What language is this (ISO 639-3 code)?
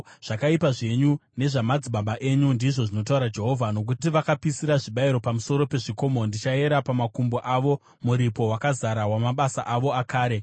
sna